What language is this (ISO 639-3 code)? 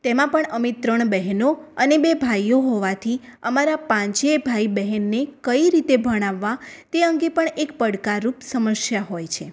guj